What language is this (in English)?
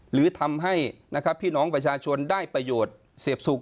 Thai